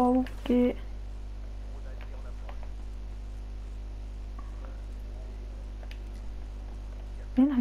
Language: French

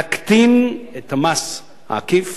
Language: Hebrew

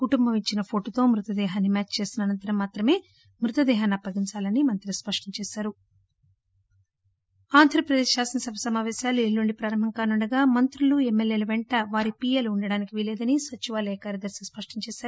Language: Telugu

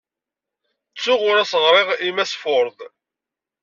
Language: Kabyle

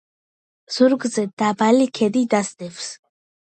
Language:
Georgian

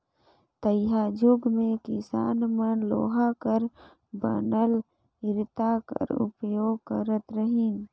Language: Chhattisgarhi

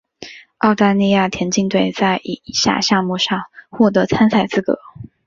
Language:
Chinese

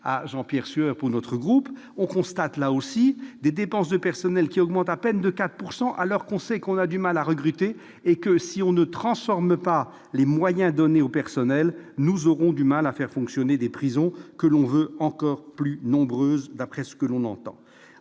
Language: French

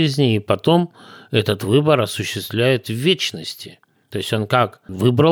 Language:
Russian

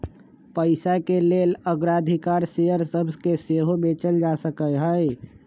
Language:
Magahi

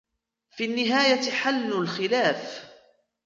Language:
Arabic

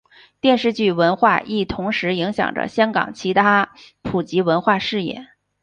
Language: Chinese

